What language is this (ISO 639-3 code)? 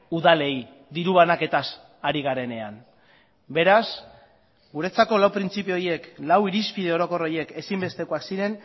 eus